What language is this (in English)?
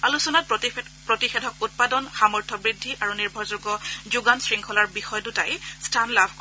Assamese